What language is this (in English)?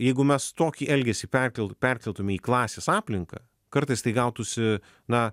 Lithuanian